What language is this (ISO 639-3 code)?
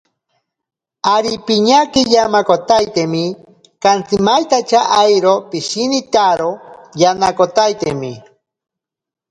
prq